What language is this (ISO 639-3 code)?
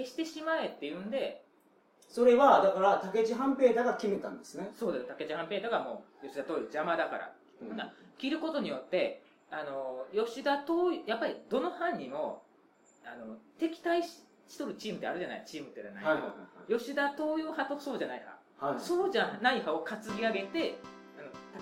jpn